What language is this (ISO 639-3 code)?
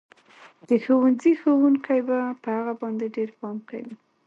pus